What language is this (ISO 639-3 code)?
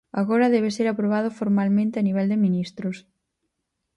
glg